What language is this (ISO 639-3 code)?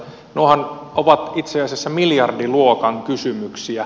fin